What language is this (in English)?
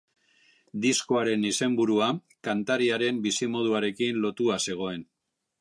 Basque